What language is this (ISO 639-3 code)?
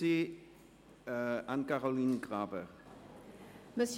gsw